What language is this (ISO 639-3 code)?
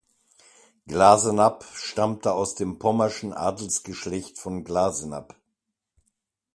deu